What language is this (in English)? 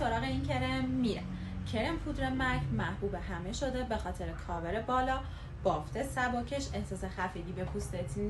Persian